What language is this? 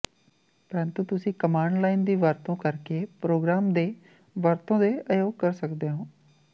Punjabi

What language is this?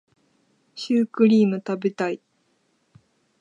Japanese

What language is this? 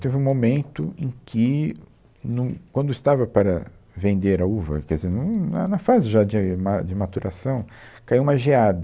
Portuguese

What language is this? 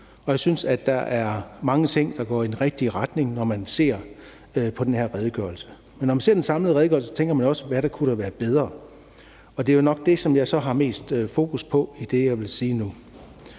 Danish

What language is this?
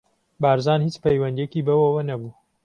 Central Kurdish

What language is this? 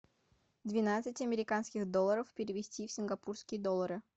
Russian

